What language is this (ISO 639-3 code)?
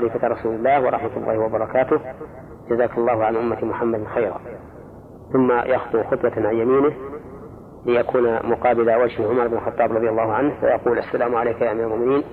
ara